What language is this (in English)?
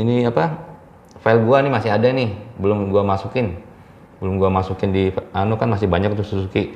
Indonesian